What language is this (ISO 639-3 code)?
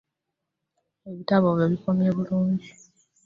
lug